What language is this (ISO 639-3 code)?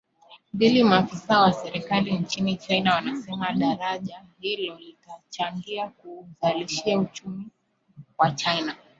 swa